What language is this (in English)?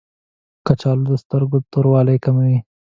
Pashto